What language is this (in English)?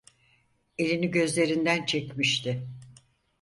Turkish